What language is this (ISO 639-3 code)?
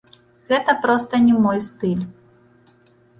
bel